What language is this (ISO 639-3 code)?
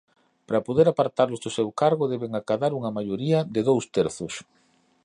glg